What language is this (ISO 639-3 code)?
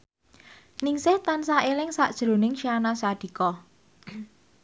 jav